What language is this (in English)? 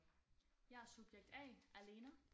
Danish